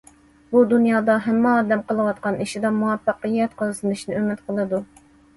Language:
Uyghur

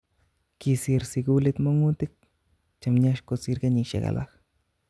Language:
Kalenjin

